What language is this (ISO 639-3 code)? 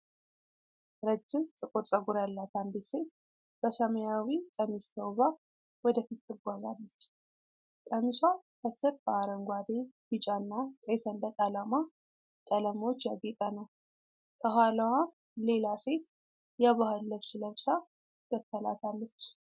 amh